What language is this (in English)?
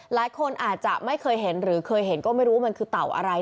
Thai